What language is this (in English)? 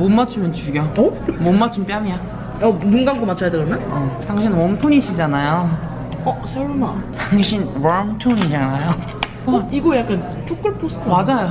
Korean